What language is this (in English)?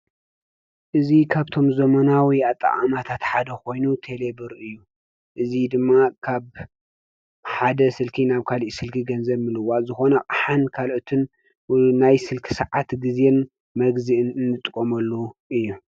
Tigrinya